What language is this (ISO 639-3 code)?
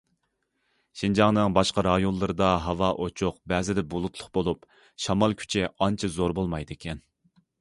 uig